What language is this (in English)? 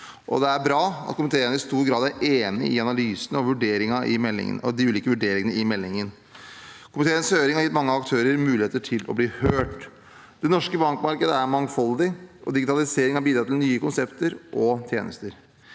Norwegian